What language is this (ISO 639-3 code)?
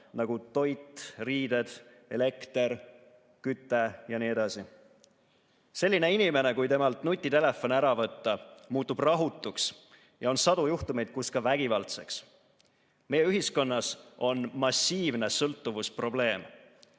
est